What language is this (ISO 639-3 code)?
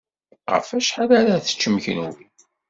kab